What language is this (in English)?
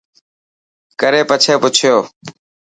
Dhatki